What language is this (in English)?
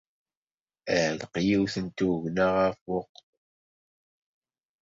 Kabyle